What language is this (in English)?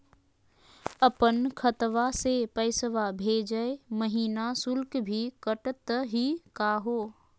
Magahi